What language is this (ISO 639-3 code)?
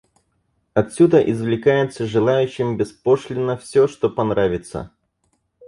rus